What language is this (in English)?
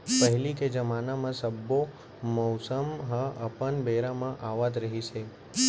Chhattisgarhi